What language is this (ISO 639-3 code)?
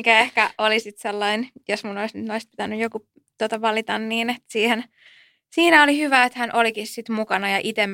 fin